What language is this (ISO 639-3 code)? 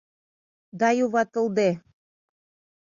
chm